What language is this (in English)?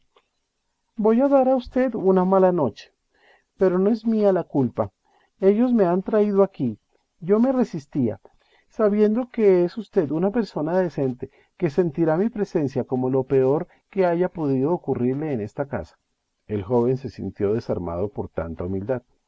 Spanish